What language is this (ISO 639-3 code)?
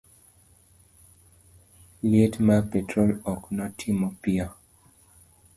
luo